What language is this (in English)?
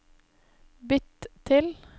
Norwegian